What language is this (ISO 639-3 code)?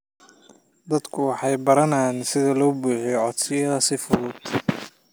som